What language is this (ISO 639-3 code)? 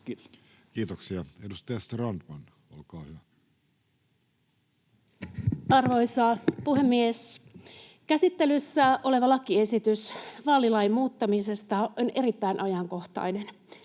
fin